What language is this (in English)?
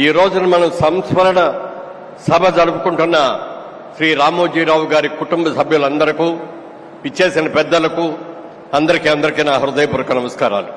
Telugu